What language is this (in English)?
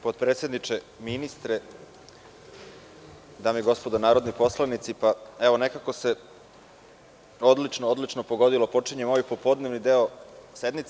Serbian